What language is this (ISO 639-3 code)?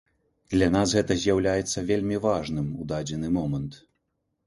bel